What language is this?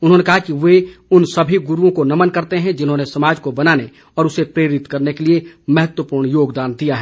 Hindi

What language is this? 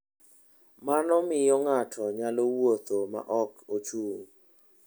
Luo (Kenya and Tanzania)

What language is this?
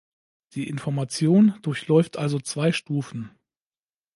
German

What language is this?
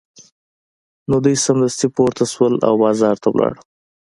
Pashto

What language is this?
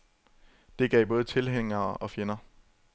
Danish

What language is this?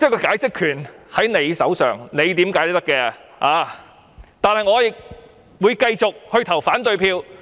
Cantonese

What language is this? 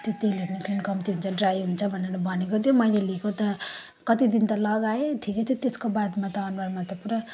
Nepali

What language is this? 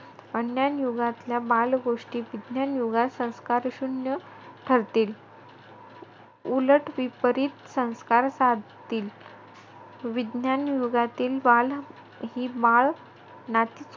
Marathi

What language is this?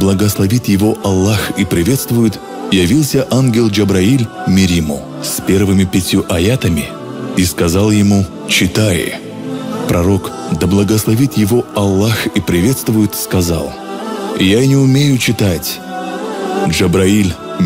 Russian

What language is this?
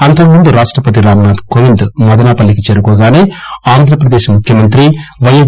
Telugu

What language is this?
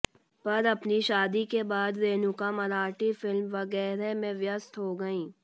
Hindi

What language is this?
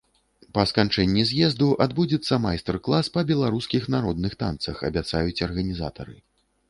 Belarusian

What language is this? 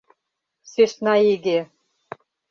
Mari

